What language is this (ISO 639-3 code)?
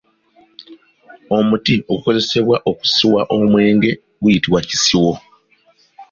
lug